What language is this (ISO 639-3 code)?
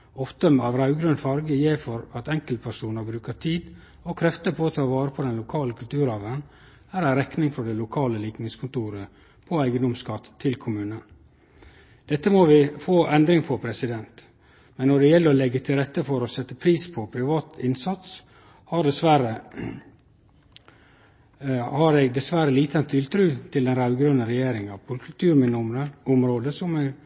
nno